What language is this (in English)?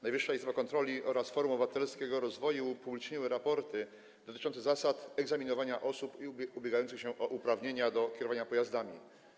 Polish